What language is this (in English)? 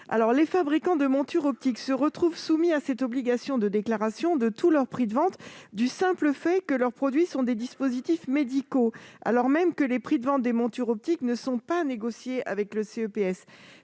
French